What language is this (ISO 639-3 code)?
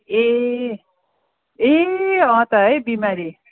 nep